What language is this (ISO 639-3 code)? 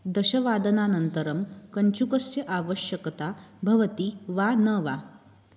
san